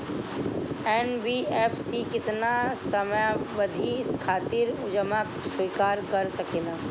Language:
Bhojpuri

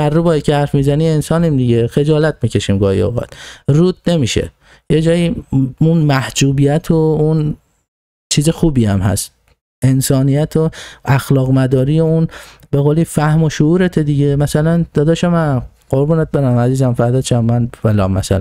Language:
Persian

